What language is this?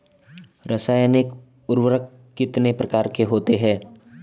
Hindi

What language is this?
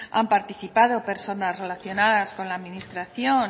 Spanish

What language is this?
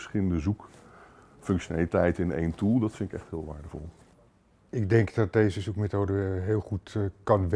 Dutch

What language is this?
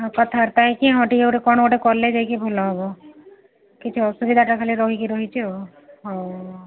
Odia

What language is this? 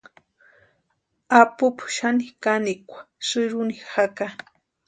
Western Highland Purepecha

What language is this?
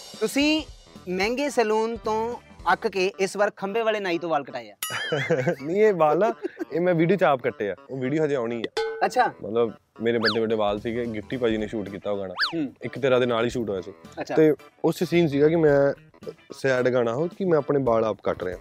Punjabi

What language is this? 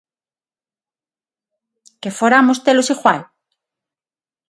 Galician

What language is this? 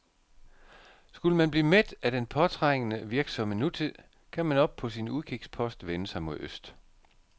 Danish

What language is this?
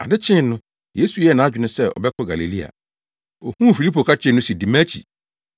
Akan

